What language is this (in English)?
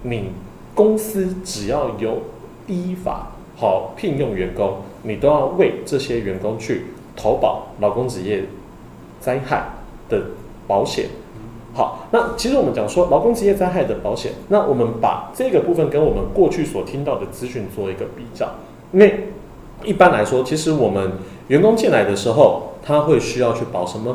Chinese